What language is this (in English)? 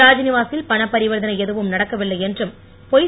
Tamil